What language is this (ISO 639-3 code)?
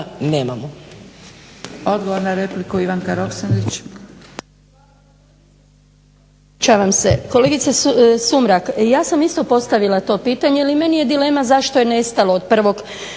hrv